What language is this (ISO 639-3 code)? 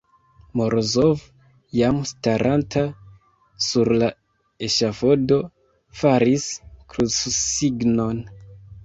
epo